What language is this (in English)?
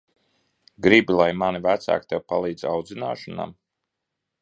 Latvian